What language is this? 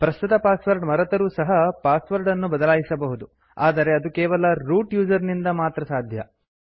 Kannada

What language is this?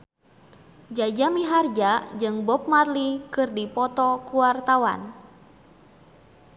Sundanese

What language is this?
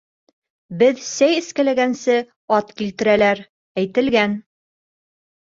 Bashkir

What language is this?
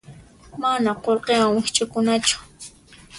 Puno Quechua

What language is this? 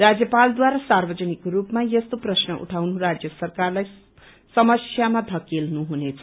Nepali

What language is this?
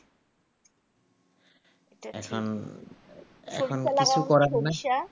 Bangla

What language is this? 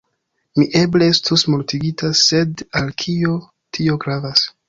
Esperanto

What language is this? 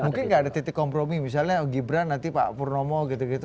Indonesian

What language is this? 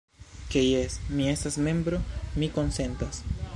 Esperanto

